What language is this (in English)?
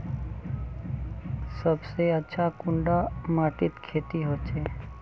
Magahi